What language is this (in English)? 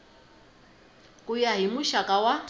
Tsonga